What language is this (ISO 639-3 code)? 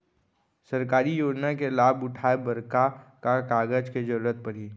hne